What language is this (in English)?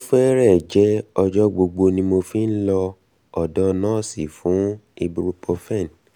Yoruba